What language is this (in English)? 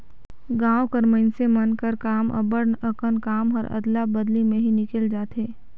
Chhattisgarhi